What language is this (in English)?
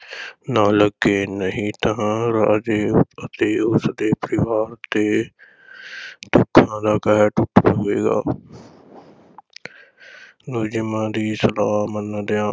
Punjabi